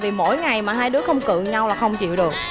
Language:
Vietnamese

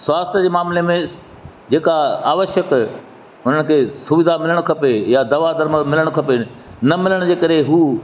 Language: Sindhi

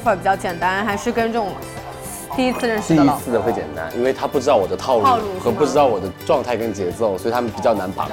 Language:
Chinese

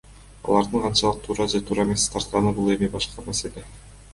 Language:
Kyrgyz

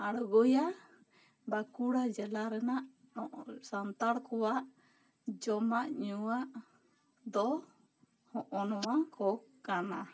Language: Santali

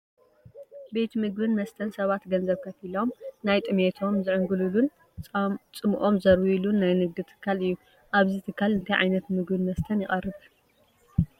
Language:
Tigrinya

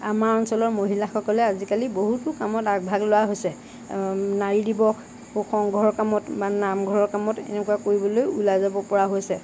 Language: Assamese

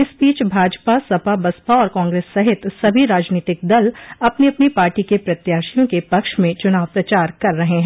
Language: Hindi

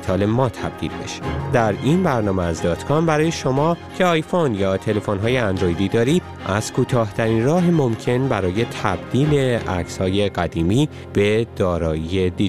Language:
Persian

